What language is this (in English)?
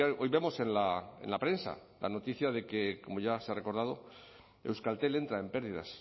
Spanish